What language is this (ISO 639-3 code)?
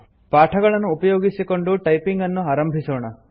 kan